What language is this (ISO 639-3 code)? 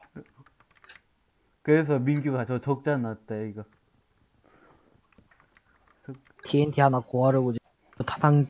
kor